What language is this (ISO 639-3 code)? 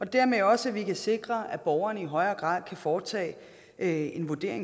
dan